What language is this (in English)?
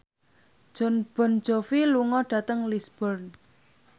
Javanese